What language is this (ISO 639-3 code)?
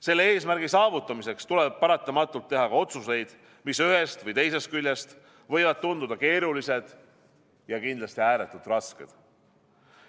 est